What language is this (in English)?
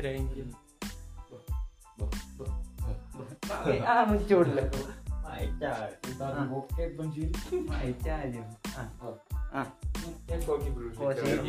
Indonesian